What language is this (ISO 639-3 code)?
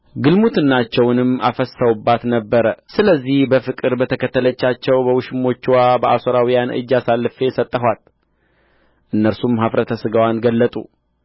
amh